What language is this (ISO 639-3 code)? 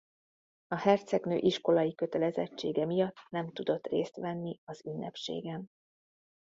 hun